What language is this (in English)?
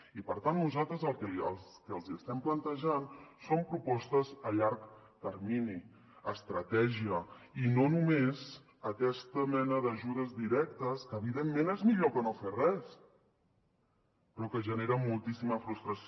Catalan